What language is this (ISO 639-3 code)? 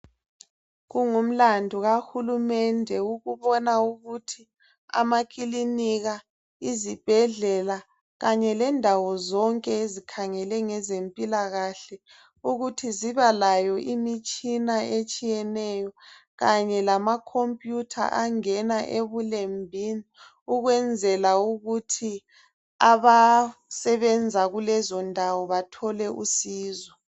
nde